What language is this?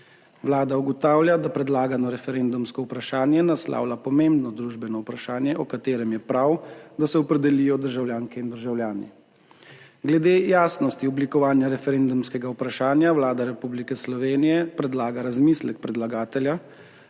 Slovenian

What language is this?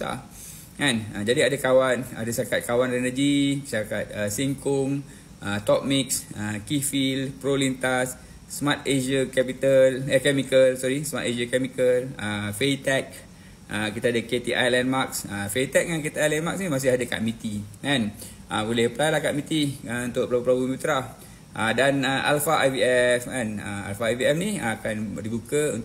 Malay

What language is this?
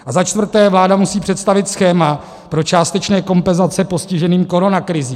Czech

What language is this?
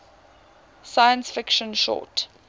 English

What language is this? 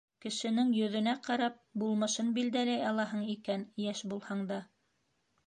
Bashkir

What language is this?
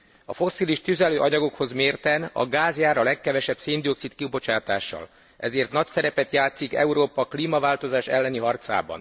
Hungarian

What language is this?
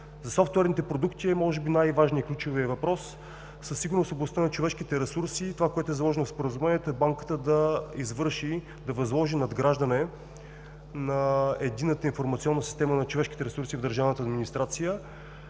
Bulgarian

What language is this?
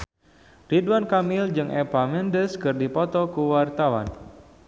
Sundanese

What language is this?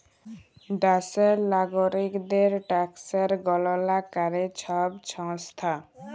Bangla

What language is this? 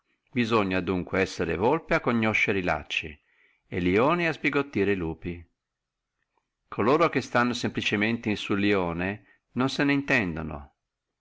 Italian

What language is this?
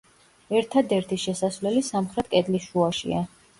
Georgian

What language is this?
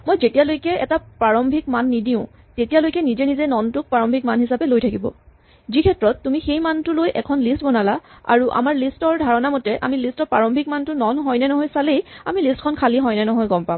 Assamese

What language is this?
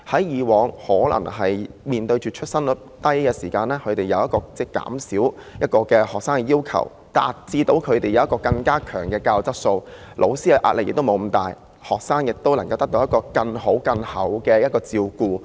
Cantonese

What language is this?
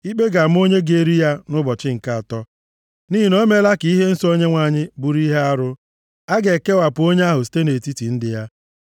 Igbo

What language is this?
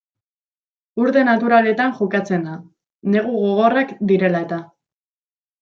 Basque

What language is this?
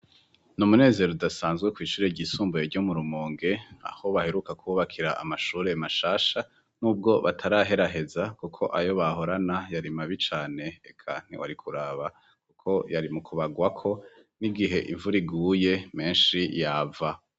Rundi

